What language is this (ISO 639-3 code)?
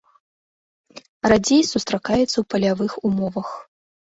bel